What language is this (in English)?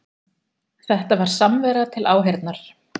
Icelandic